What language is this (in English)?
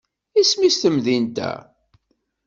Kabyle